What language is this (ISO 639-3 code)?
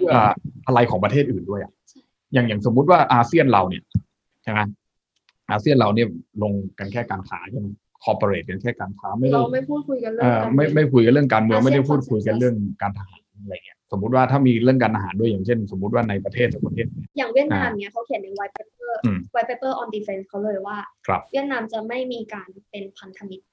tha